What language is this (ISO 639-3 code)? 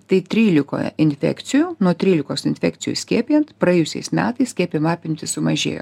lit